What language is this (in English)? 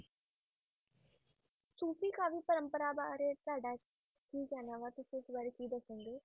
Punjabi